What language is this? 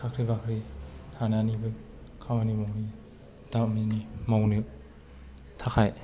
Bodo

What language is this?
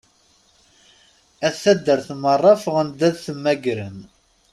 Kabyle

